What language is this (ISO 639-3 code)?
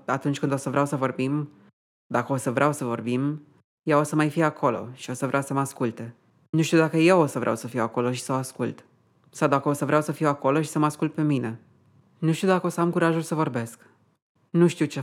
ron